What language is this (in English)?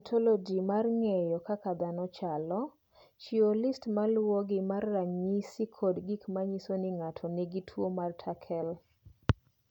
Luo (Kenya and Tanzania)